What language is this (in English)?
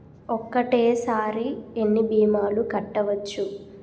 Telugu